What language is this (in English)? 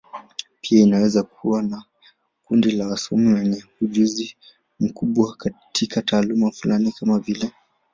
Swahili